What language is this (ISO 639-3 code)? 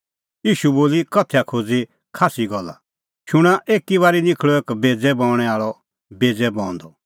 kfx